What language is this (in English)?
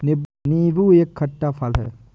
Hindi